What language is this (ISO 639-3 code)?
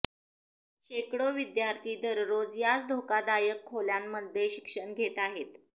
mar